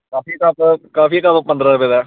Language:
Dogri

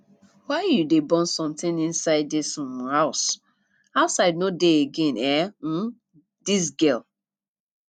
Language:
Nigerian Pidgin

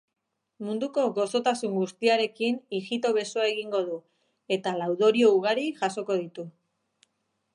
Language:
Basque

